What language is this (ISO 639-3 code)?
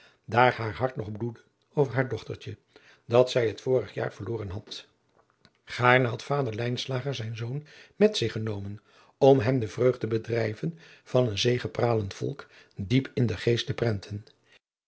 nld